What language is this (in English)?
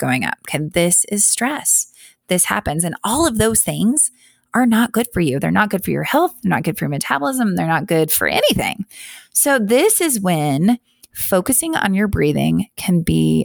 English